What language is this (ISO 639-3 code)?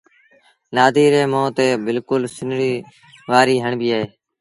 sbn